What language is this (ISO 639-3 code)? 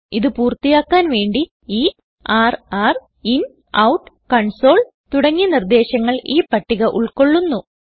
mal